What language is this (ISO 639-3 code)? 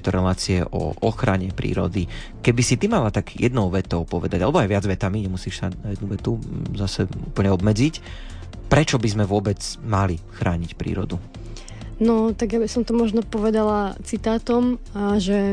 slk